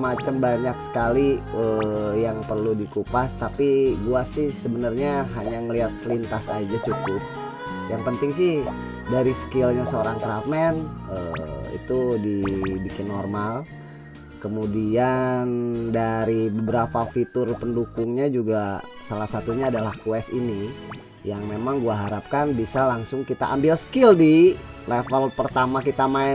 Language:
Indonesian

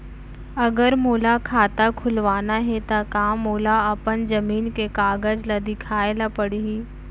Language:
Chhattisgarhi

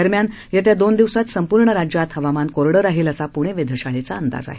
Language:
Marathi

